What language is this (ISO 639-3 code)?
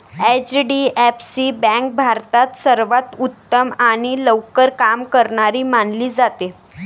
mar